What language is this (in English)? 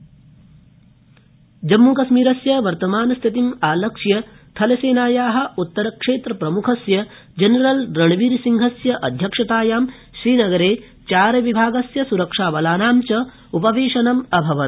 Sanskrit